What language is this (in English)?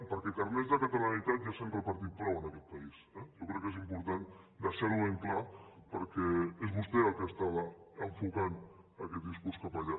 Catalan